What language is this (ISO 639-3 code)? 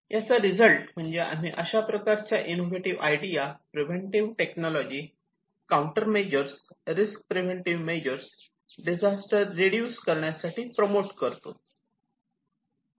mar